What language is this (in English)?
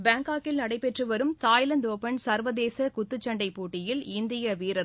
Tamil